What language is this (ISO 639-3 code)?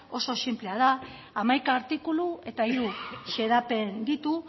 eus